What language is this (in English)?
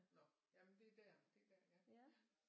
Danish